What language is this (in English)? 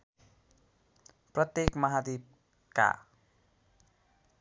Nepali